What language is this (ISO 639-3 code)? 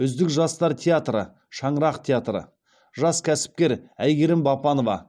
kaz